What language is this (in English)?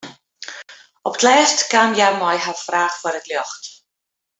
Western Frisian